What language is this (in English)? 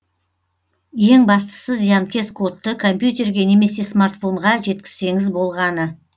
Kazakh